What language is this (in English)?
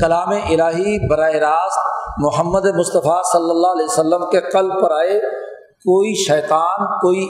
Urdu